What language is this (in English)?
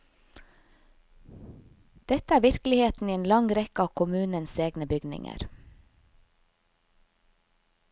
Norwegian